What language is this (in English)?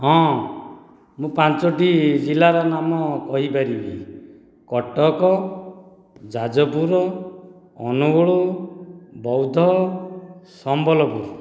Odia